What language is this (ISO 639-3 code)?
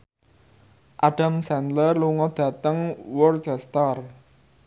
jav